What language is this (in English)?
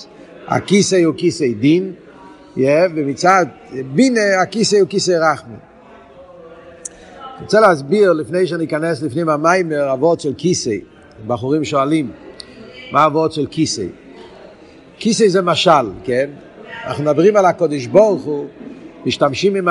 Hebrew